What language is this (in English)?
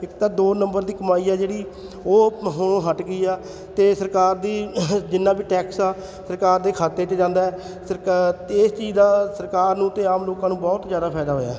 Punjabi